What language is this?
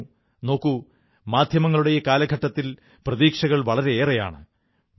Malayalam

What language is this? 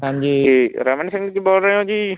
Punjabi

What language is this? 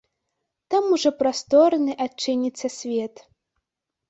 Belarusian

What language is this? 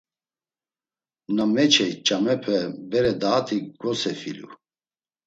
Laz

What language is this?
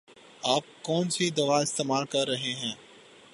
Urdu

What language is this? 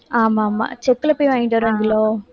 Tamil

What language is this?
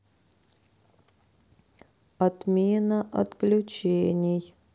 Russian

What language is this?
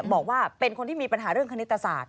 Thai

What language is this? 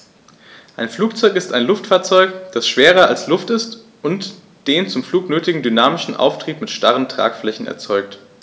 German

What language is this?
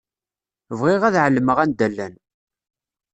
Kabyle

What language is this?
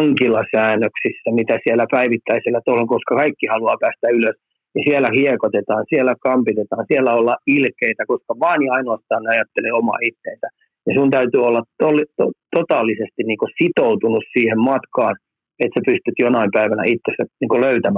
Finnish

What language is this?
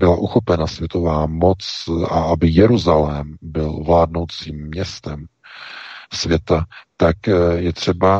Czech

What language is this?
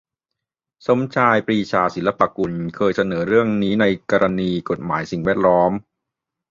Thai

